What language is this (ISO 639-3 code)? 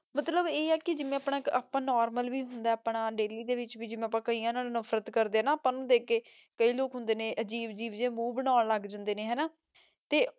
pan